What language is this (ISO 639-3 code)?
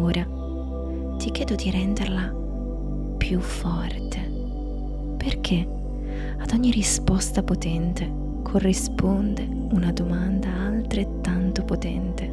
ita